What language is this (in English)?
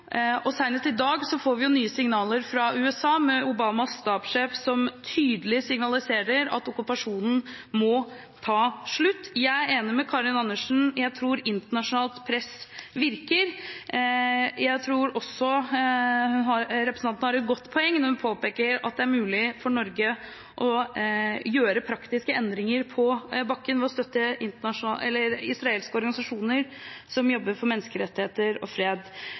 Norwegian Bokmål